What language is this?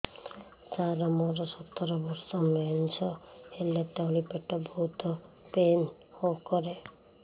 Odia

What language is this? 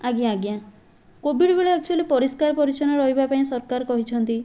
Odia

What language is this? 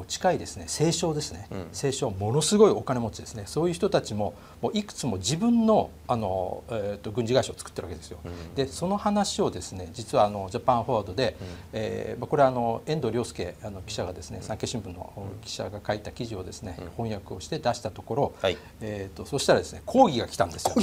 Japanese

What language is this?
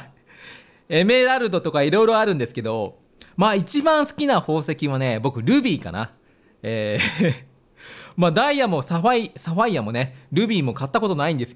Japanese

